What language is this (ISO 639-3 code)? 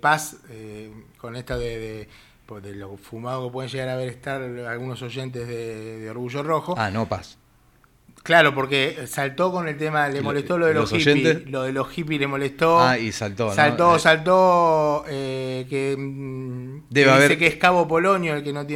spa